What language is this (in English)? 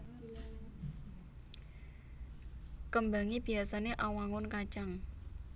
Javanese